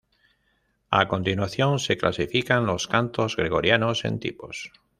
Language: Spanish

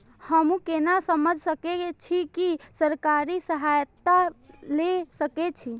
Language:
Maithili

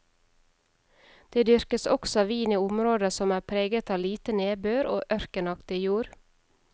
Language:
Norwegian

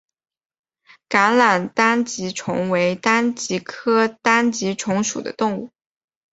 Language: Chinese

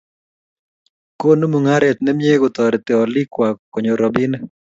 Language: Kalenjin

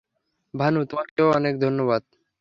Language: Bangla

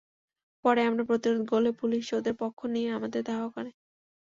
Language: Bangla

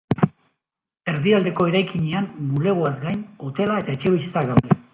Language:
Basque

